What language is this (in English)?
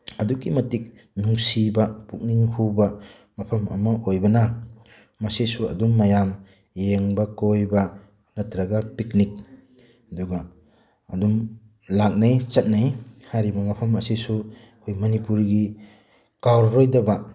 Manipuri